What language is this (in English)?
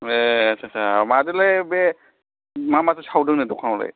Bodo